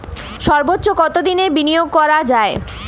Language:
Bangla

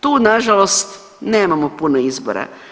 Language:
Croatian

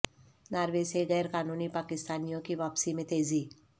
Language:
Urdu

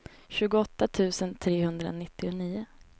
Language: Swedish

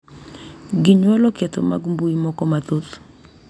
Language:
Luo (Kenya and Tanzania)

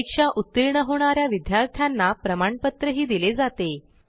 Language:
Marathi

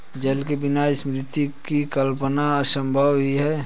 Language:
Hindi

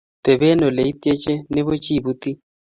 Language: Kalenjin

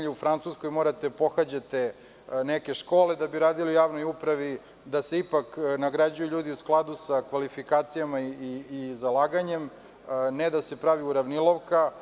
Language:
Serbian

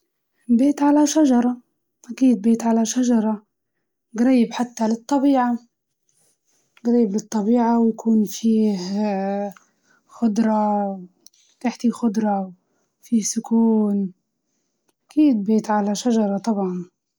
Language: Libyan Arabic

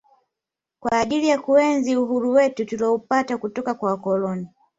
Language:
Swahili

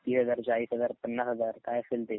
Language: Marathi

